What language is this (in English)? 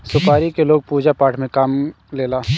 Bhojpuri